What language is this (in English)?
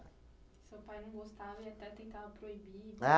Portuguese